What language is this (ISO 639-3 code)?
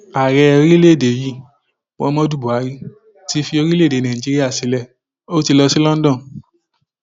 yor